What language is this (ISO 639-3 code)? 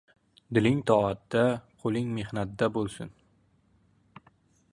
uzb